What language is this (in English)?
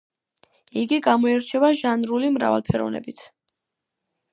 Georgian